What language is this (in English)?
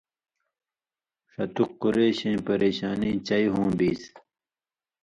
Indus Kohistani